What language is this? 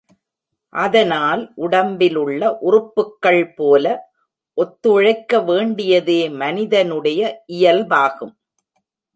Tamil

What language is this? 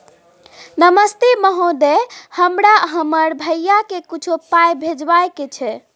Maithili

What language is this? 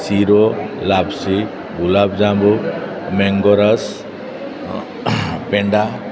Gujarati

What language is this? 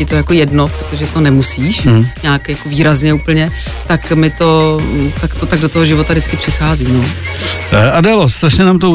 Czech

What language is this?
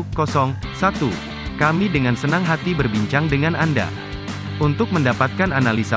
Indonesian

